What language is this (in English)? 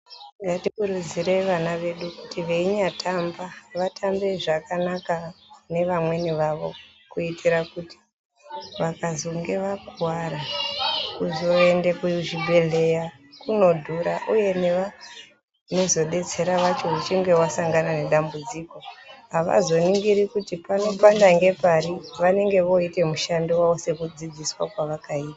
Ndau